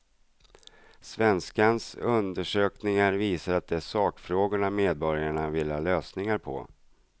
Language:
Swedish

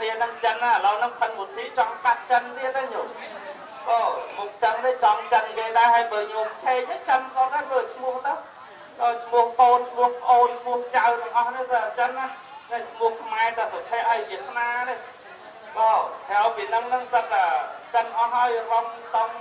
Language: Portuguese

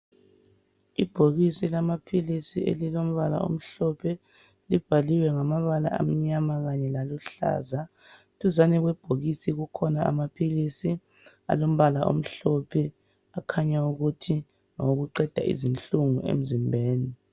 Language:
North Ndebele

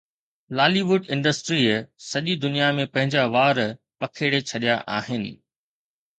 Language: Sindhi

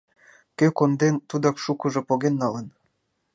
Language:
Mari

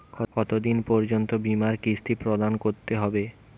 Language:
Bangla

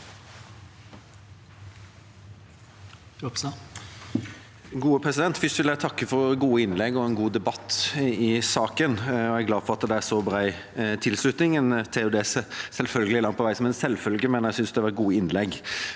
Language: Norwegian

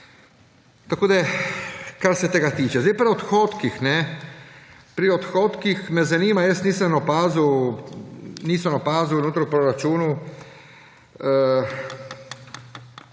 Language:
Slovenian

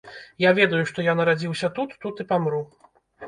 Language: Belarusian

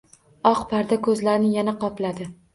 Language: Uzbek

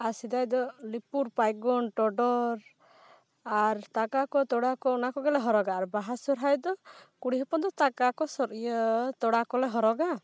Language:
Santali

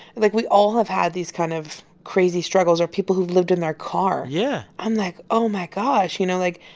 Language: English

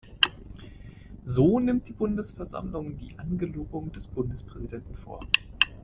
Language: German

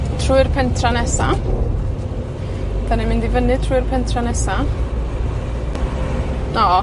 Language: Welsh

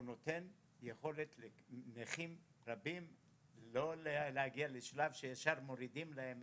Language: Hebrew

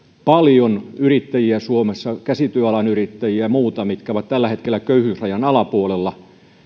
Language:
Finnish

